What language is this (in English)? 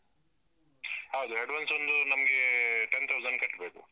Kannada